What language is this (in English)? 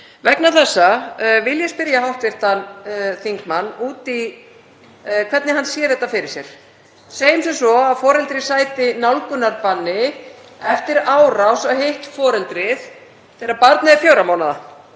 Icelandic